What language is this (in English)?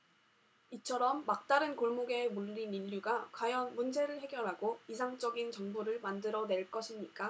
Korean